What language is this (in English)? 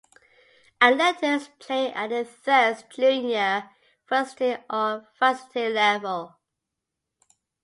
English